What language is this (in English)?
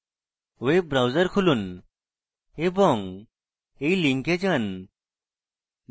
Bangla